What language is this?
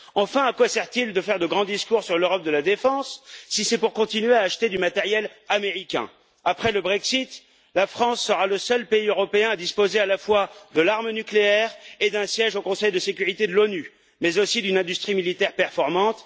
French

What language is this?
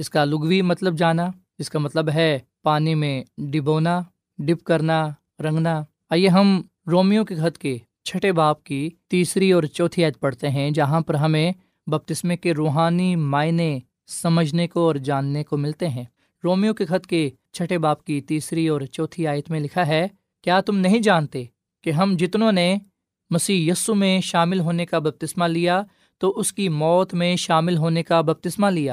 Urdu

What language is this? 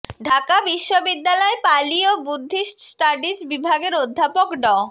Bangla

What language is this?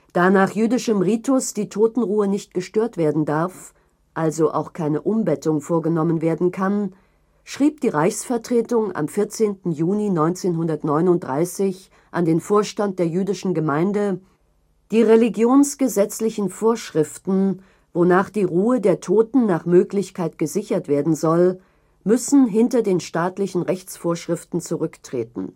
German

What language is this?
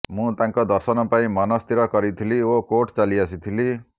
Odia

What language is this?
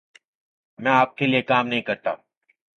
Urdu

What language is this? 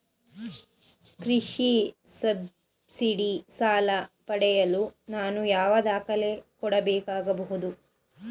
Kannada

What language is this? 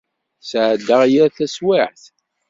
Kabyle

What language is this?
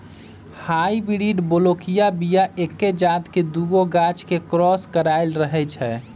Magahi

